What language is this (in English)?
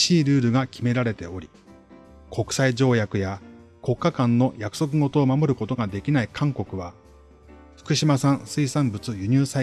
Japanese